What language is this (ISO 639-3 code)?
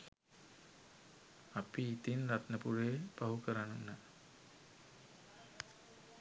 sin